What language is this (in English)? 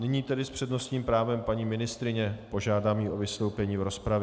Czech